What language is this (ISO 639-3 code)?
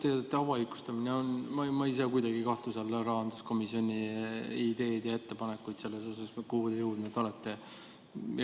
est